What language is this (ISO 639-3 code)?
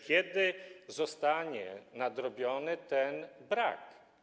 pol